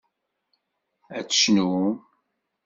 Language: Kabyle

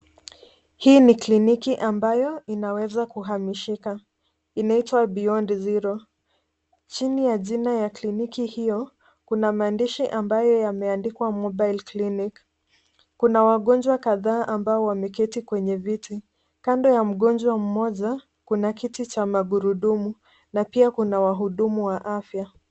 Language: Swahili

